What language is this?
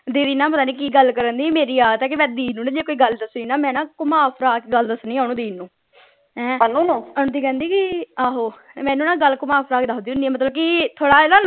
Punjabi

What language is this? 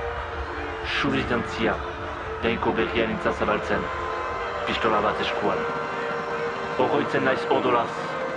French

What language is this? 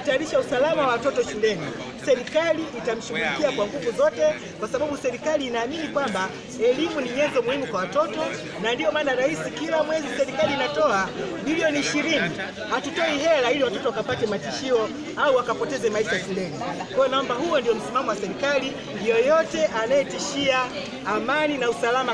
Swahili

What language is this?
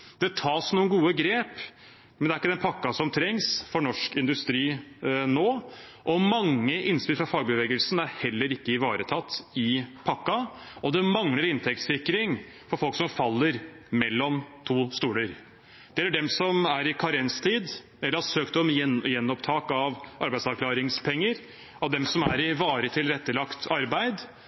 Norwegian Bokmål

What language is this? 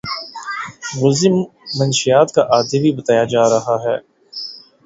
Urdu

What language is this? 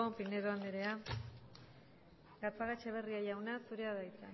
Basque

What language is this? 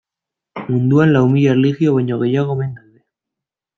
Basque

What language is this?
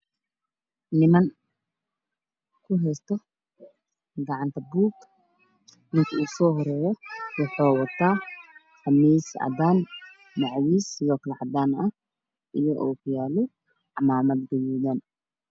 Somali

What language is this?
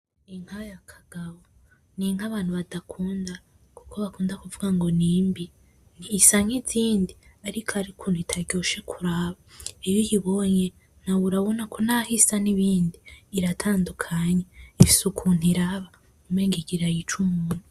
Rundi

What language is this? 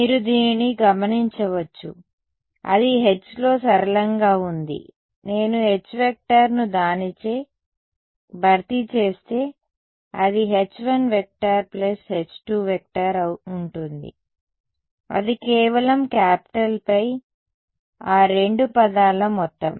Telugu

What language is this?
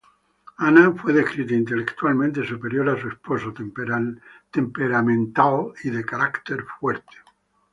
Spanish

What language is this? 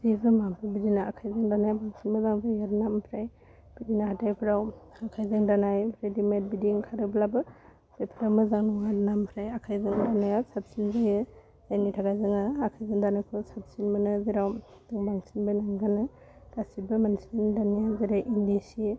Bodo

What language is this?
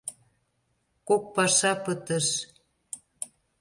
Mari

